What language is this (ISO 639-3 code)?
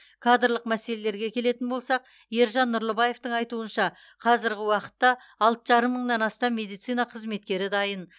kaz